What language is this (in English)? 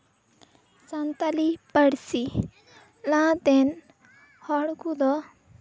Santali